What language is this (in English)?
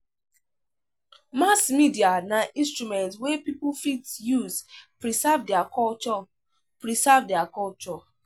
Nigerian Pidgin